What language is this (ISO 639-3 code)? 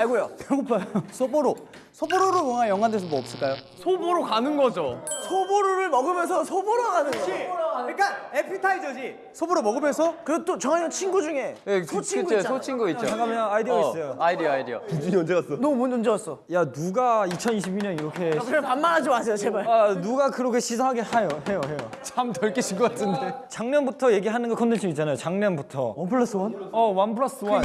kor